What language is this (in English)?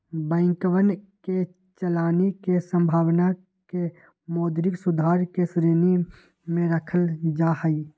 Magahi